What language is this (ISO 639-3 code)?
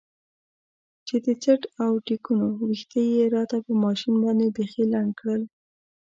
pus